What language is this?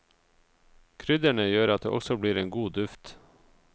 Norwegian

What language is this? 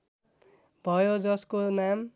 Nepali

